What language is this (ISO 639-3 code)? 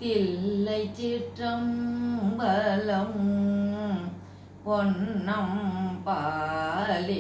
tha